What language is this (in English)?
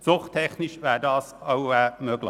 Swiss German